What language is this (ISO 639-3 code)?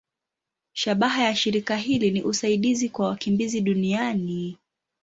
swa